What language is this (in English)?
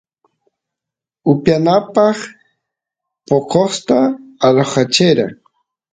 Santiago del Estero Quichua